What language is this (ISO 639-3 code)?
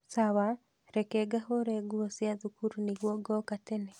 kik